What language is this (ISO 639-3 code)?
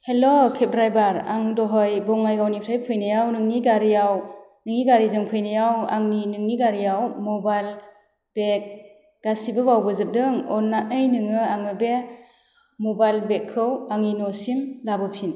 brx